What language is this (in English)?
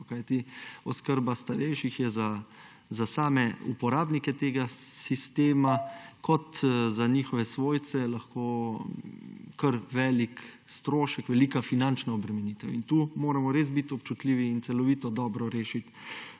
Slovenian